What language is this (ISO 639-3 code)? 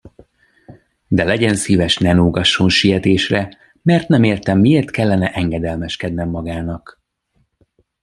hun